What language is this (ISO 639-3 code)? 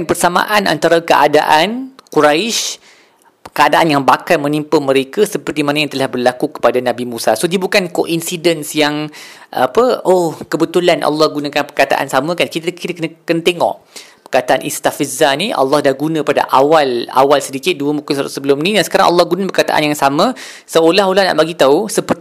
msa